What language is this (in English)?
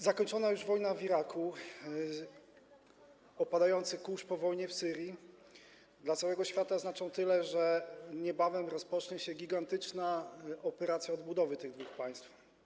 Polish